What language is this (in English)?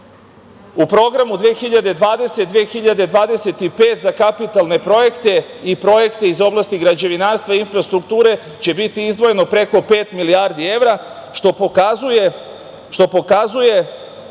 Serbian